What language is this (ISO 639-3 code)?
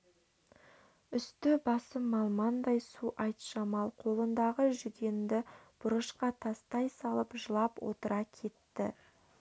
kaz